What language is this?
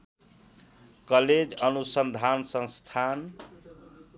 Nepali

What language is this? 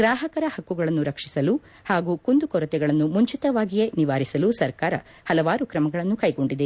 Kannada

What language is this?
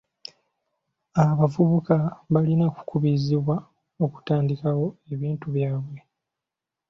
Ganda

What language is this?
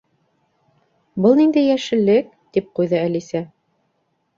Bashkir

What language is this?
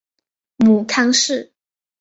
Chinese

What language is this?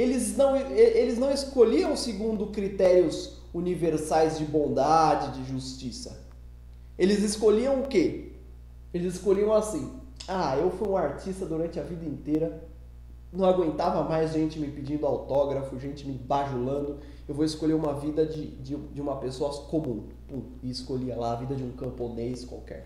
Portuguese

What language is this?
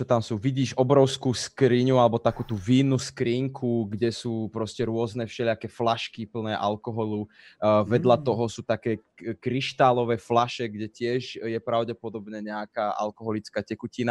Czech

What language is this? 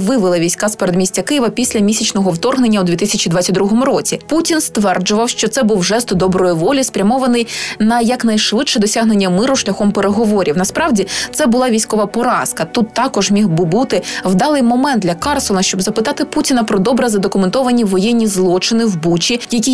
Ukrainian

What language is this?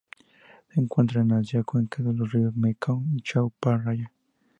Spanish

